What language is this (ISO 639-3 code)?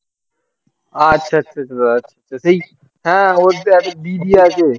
ben